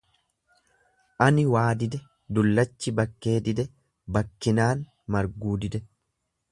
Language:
Oromo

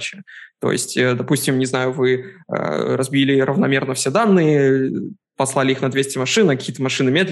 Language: Russian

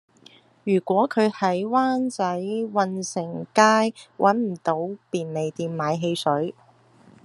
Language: Cantonese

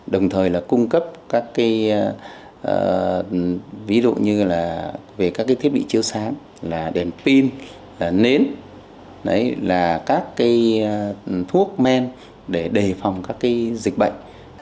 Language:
Vietnamese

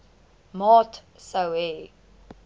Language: Afrikaans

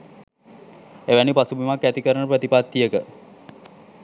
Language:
Sinhala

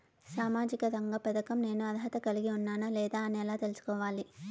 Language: Telugu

